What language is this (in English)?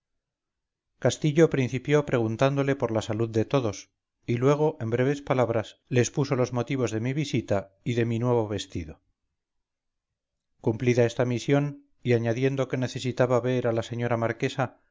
Spanish